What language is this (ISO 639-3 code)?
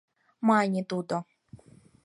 chm